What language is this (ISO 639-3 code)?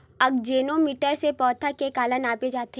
hne